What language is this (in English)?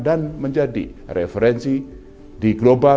Indonesian